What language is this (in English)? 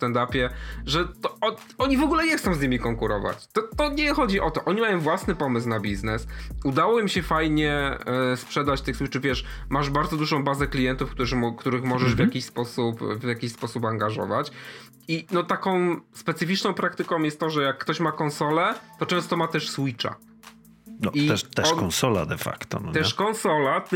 Polish